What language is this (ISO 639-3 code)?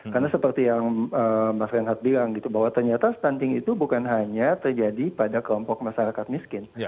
ind